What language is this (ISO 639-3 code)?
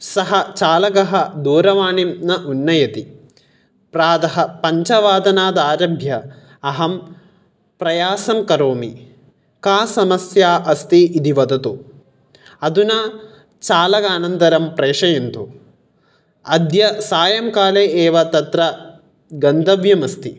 san